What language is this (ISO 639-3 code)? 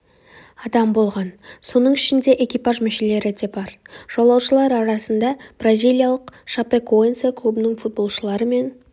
kaz